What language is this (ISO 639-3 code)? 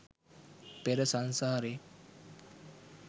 sin